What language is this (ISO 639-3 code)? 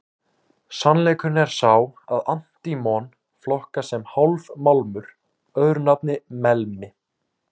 isl